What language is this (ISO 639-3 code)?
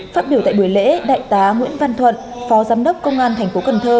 vie